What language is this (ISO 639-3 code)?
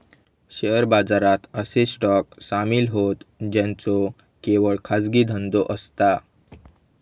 mar